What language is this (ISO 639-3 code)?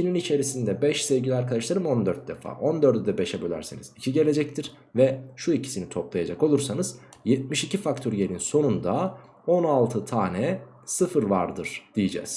tur